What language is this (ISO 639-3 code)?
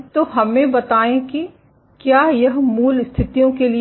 hin